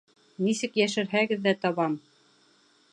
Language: Bashkir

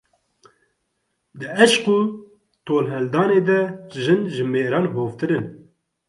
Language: Kurdish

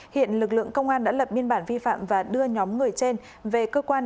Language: Vietnamese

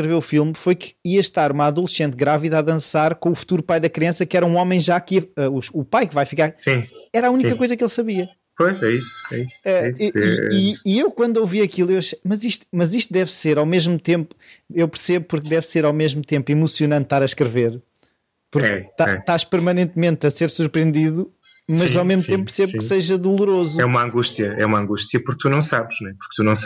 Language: Portuguese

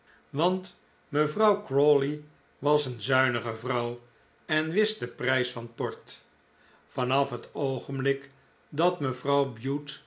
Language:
Dutch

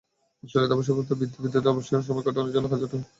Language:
Bangla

